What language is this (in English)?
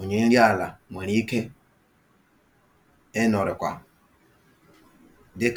Igbo